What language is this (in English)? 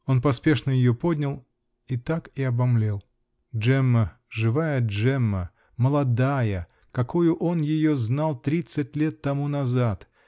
Russian